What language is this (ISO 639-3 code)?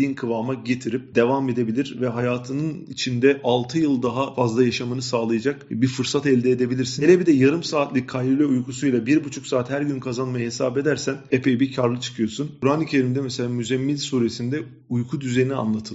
tur